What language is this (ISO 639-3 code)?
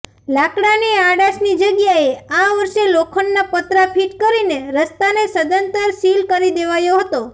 guj